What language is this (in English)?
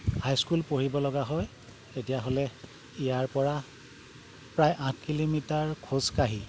Assamese